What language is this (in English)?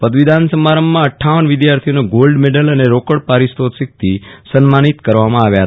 Gujarati